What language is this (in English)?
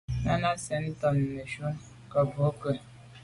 Medumba